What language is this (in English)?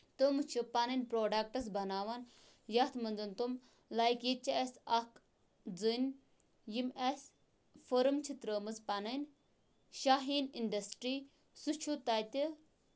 Kashmiri